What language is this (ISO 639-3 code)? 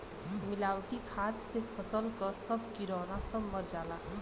bho